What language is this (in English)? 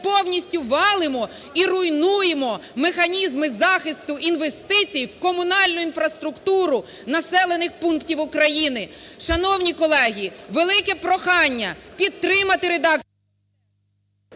Ukrainian